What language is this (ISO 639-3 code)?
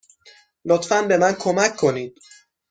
fas